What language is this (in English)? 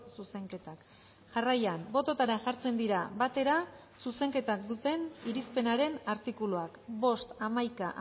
Basque